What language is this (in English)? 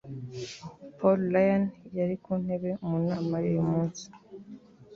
Kinyarwanda